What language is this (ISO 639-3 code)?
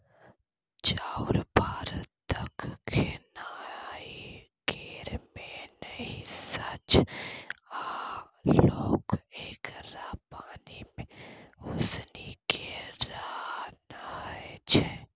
mai